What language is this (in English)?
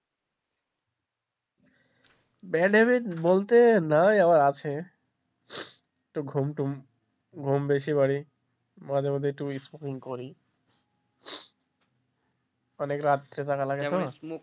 Bangla